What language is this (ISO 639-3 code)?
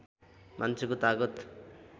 nep